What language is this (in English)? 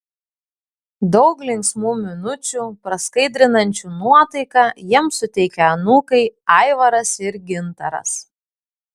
Lithuanian